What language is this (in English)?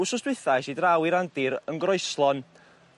Welsh